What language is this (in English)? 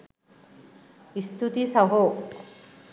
Sinhala